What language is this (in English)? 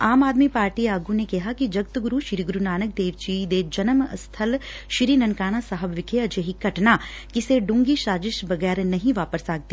Punjabi